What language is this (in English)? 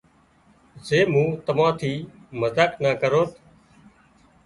Wadiyara Koli